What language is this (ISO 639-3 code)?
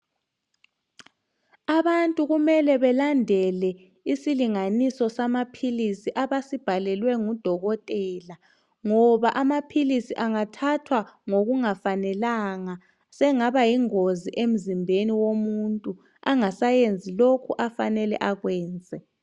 nde